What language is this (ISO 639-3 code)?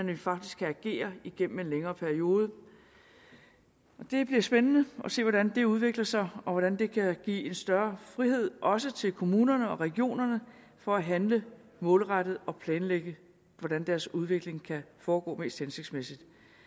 dan